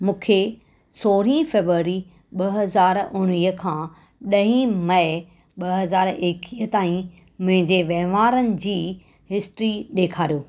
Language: Sindhi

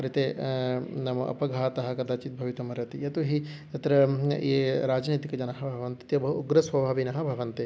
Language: Sanskrit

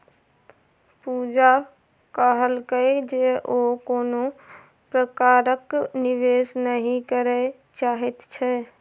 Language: Maithili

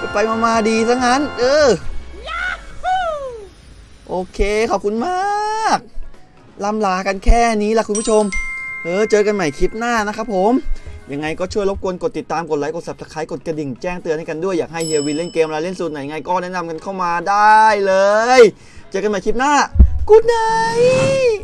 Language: Thai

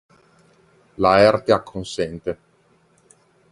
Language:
Italian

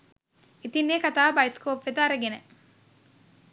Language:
Sinhala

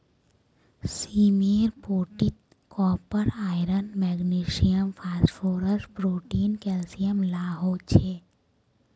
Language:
Magahi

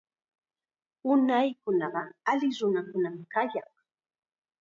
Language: Chiquián Ancash Quechua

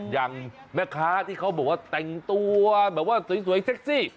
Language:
Thai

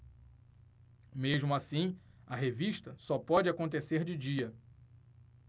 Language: Portuguese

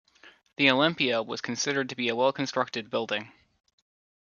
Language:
English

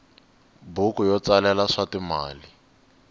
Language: Tsonga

